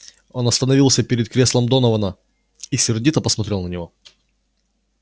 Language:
Russian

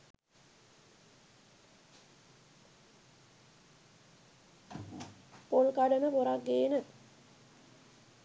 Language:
Sinhala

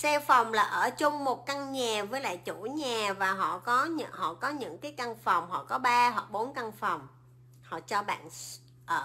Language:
Vietnamese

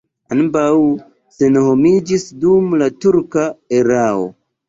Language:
Esperanto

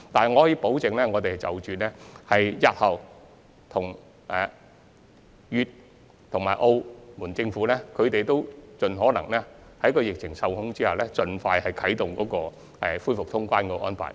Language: Cantonese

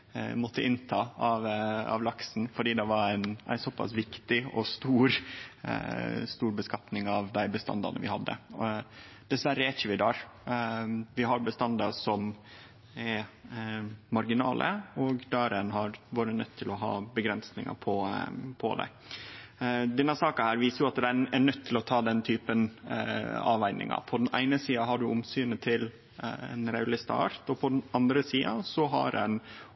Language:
Norwegian Nynorsk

